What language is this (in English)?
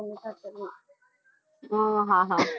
Gujarati